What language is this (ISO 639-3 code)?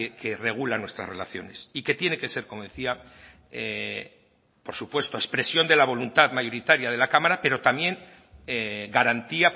spa